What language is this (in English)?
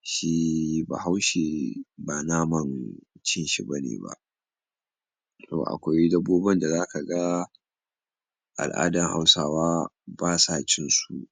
Hausa